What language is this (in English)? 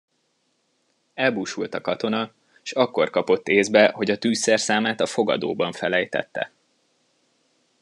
Hungarian